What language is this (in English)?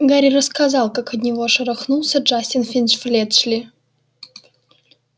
Russian